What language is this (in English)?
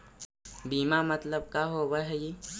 Magahi